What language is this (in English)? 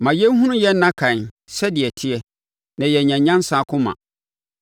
Akan